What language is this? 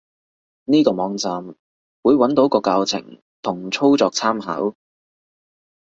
Cantonese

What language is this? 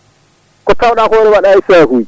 Fula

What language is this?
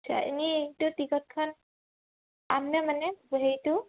Assamese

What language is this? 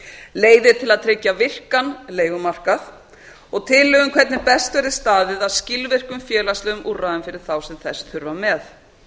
Icelandic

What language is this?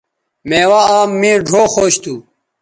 Bateri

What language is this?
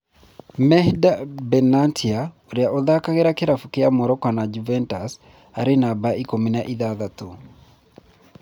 Kikuyu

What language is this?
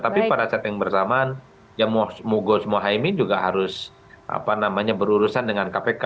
Indonesian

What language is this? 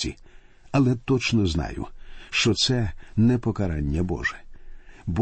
Ukrainian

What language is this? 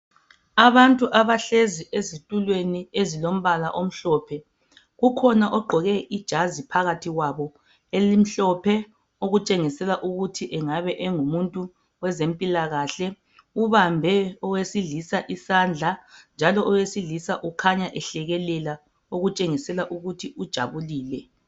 North Ndebele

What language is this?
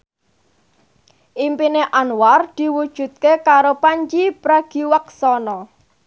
Javanese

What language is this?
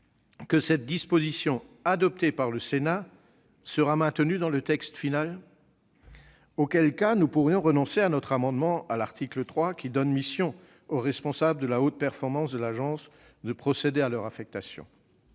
French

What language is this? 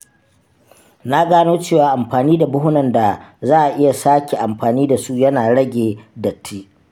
Hausa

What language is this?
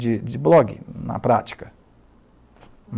Portuguese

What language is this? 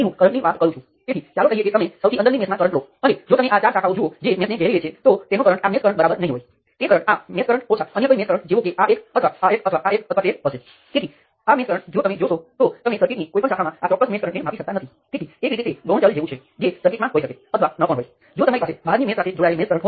Gujarati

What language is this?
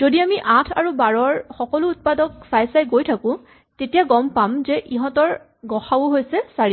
Assamese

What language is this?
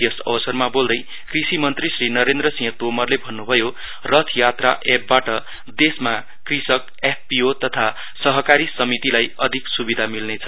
Nepali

